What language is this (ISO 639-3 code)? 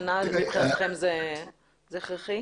heb